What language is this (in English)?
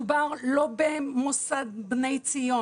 Hebrew